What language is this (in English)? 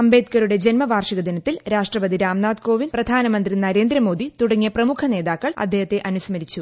Malayalam